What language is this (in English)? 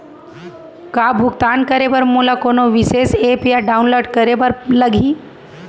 Chhattisgarhi